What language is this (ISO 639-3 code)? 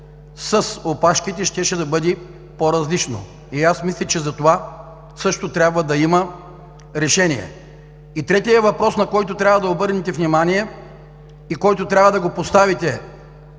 bul